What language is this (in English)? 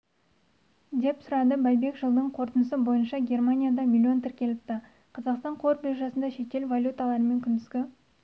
Kazakh